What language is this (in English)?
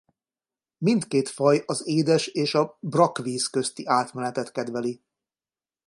Hungarian